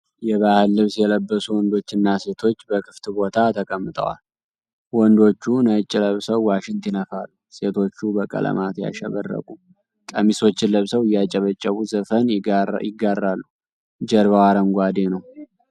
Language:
Amharic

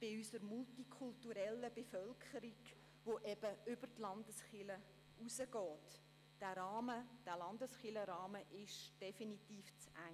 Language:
Swiss German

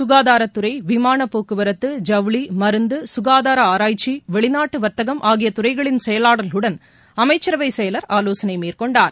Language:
Tamil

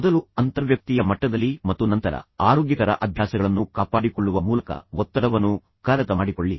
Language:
Kannada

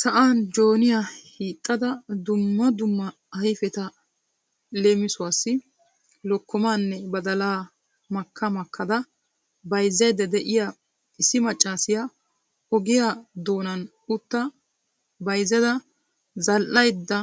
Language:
Wolaytta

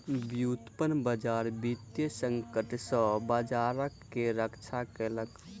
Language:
Maithili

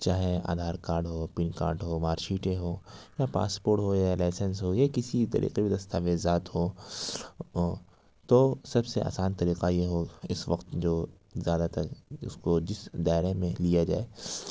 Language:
Urdu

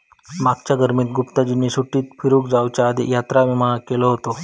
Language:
Marathi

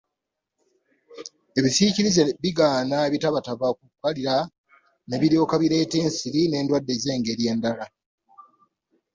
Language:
Ganda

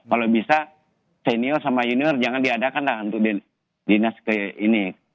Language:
Indonesian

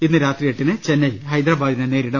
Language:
Malayalam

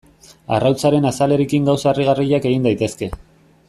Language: Basque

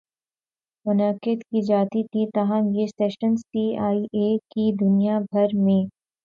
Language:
Urdu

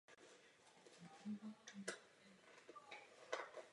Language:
Czech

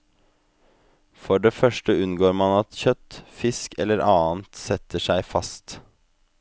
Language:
Norwegian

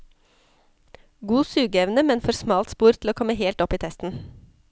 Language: Norwegian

